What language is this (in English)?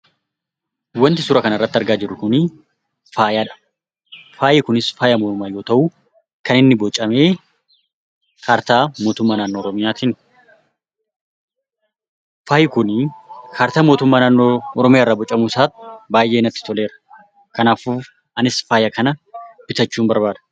Oromo